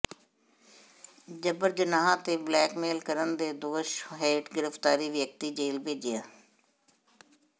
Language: Punjabi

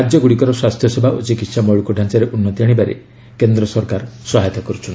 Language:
Odia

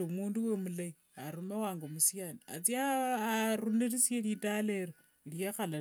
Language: Wanga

